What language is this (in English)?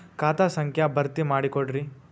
Kannada